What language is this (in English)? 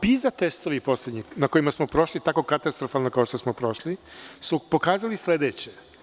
Serbian